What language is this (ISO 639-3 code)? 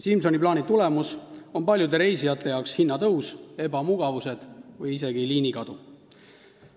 est